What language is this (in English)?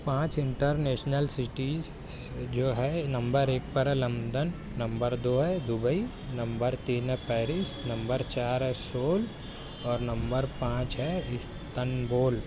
Urdu